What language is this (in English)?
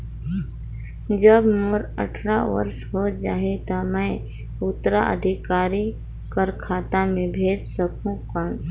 Chhattisgarhi